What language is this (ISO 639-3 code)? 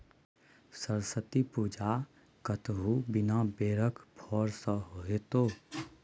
mai